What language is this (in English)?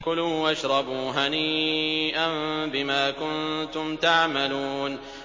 Arabic